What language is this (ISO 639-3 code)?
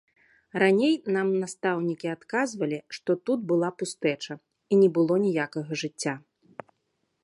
bel